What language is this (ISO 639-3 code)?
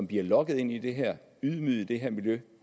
dan